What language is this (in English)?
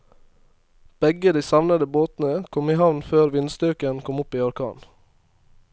Norwegian